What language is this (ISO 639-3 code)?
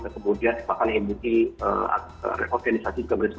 ind